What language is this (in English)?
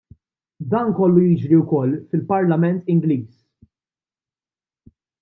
Maltese